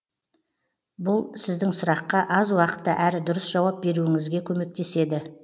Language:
Kazakh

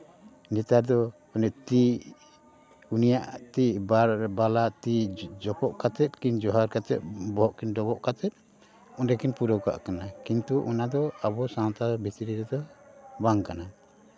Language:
Santali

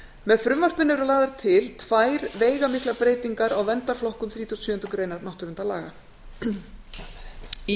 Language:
Icelandic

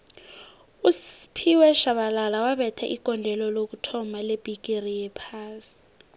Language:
South Ndebele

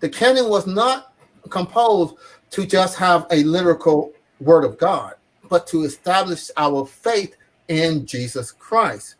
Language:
English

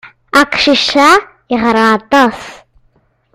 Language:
Kabyle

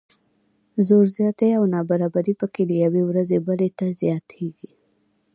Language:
Pashto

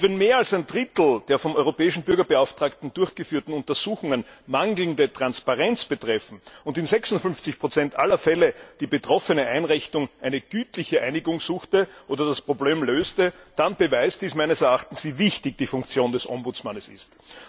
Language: German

